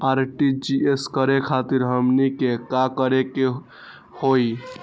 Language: Magahi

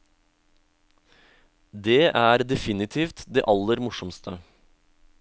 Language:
Norwegian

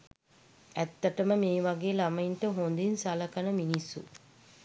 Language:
Sinhala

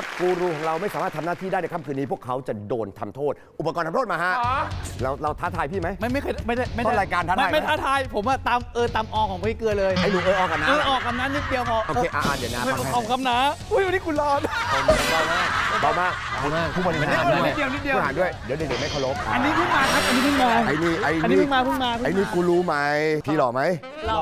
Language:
Thai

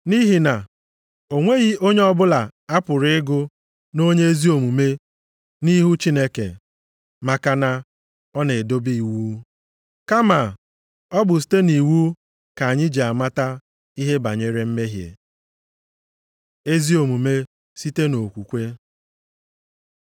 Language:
Igbo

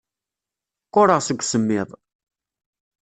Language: Kabyle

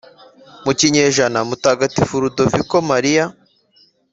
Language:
Kinyarwanda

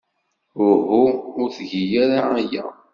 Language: Kabyle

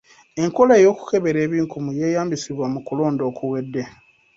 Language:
Ganda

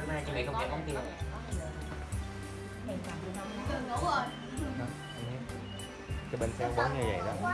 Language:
Vietnamese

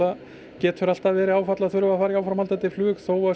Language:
Icelandic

